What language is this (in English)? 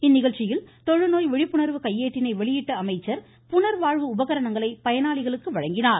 Tamil